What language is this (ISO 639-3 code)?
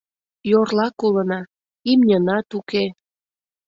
chm